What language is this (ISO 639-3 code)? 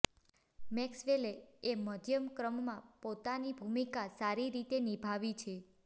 guj